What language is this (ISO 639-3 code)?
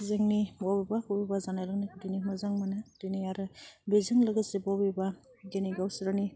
brx